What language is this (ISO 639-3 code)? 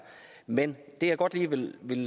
dan